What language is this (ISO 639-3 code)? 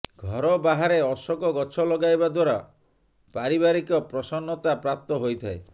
ori